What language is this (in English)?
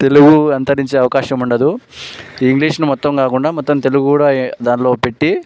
Telugu